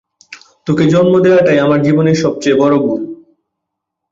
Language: Bangla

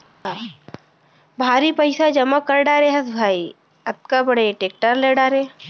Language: Chhattisgarhi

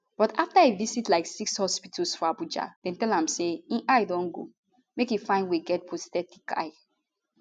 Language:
Nigerian Pidgin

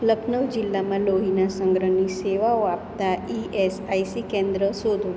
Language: Gujarati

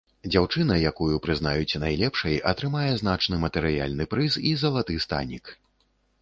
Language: Belarusian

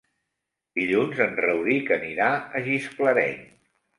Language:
Catalan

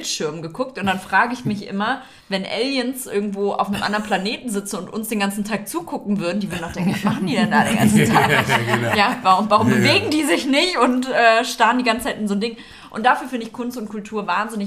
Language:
German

